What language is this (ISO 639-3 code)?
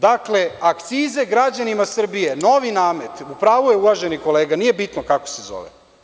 srp